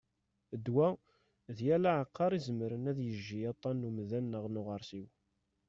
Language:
Kabyle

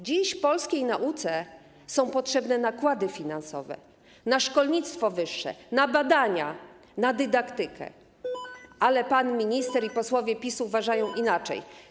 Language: Polish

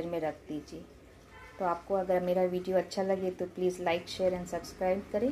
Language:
Hindi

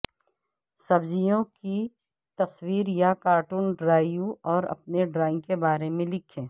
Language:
Urdu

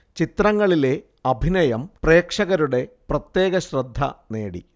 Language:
Malayalam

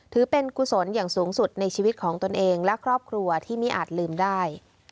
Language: Thai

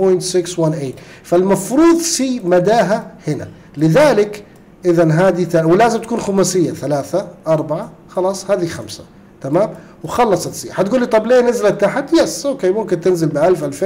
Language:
Arabic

